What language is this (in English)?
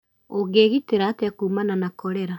Kikuyu